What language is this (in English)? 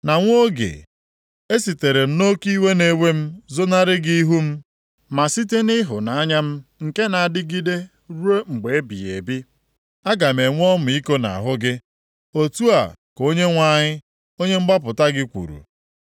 Igbo